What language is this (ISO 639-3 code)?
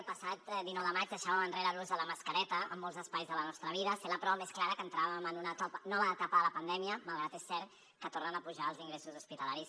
cat